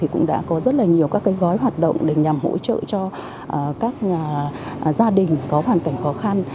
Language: Vietnamese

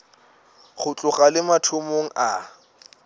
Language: Northern Sotho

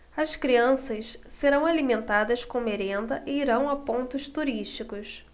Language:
Portuguese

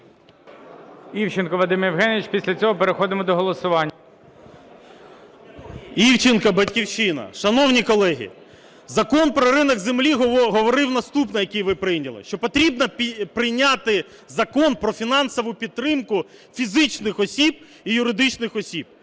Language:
Ukrainian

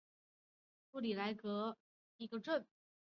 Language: Chinese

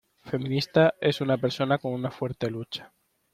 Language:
Spanish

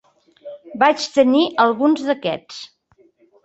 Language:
Catalan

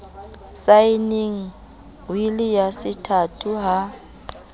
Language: Southern Sotho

